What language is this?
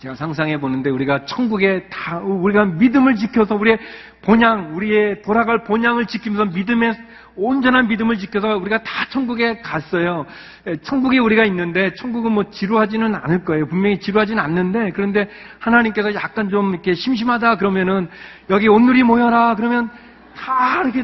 Korean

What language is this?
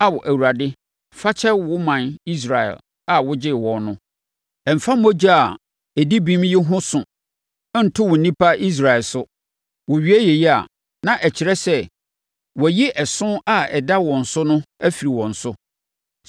Akan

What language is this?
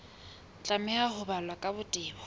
Southern Sotho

